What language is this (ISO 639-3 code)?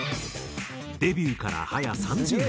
jpn